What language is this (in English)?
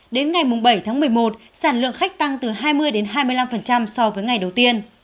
Vietnamese